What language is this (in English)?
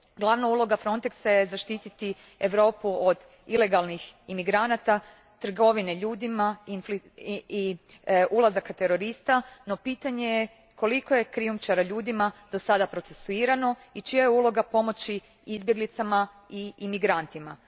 Croatian